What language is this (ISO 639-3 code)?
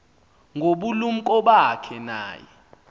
xho